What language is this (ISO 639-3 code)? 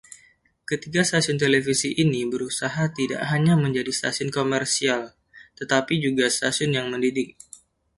ind